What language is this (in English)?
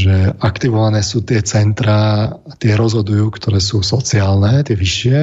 Slovak